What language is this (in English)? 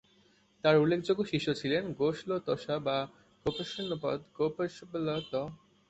Bangla